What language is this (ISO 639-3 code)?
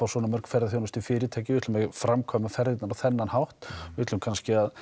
isl